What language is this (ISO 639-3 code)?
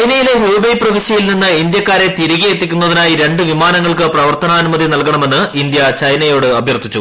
mal